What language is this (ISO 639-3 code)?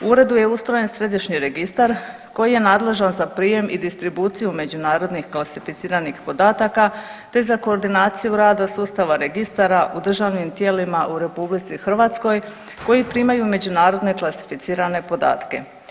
hrv